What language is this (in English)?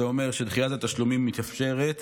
Hebrew